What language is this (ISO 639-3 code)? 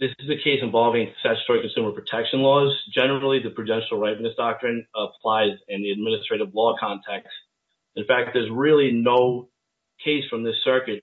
eng